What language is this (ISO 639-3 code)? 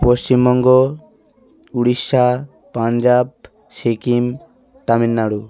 ben